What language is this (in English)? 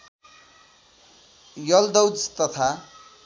Nepali